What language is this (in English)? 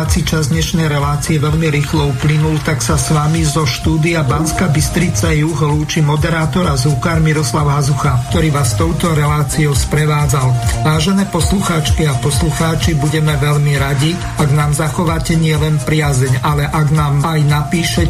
Slovak